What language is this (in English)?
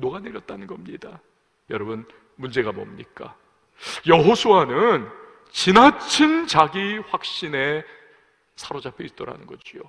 Korean